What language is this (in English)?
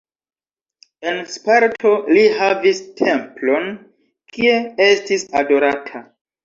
Esperanto